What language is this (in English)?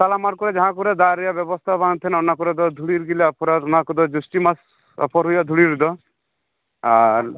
Santali